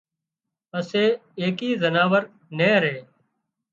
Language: Wadiyara Koli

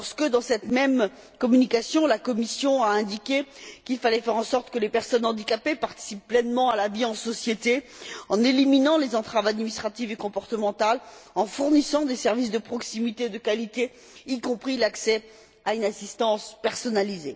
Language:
French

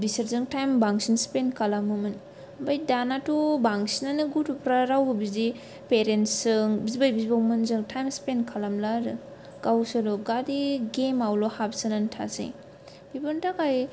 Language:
Bodo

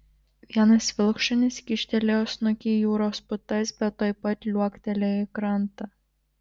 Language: Lithuanian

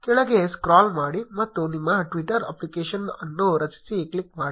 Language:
Kannada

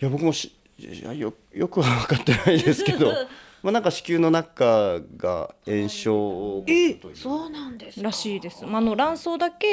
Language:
Japanese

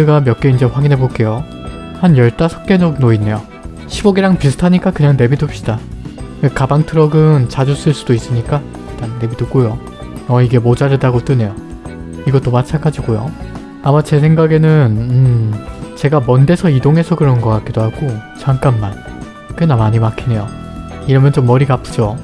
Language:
Korean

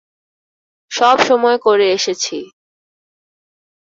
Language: Bangla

